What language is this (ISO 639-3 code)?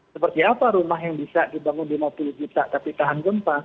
ind